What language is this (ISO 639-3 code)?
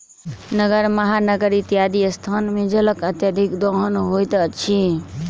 mai